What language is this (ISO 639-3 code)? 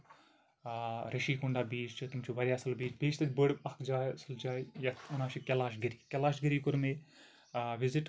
kas